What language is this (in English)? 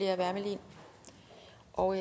Danish